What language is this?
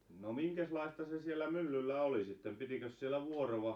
Finnish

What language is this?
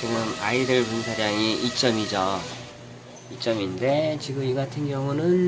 Korean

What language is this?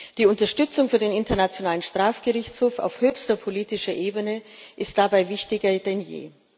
German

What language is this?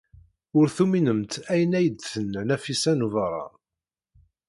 Kabyle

